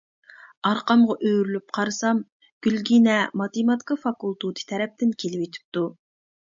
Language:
Uyghur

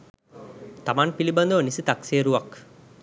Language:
Sinhala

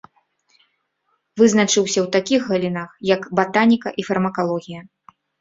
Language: Belarusian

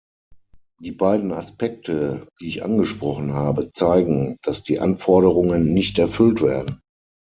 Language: German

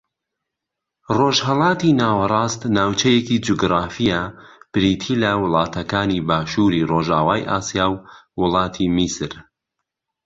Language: Central Kurdish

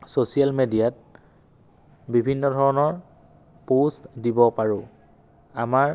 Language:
Assamese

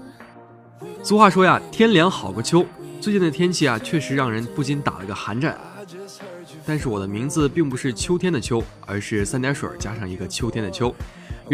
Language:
Chinese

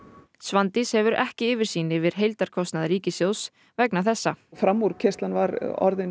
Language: Icelandic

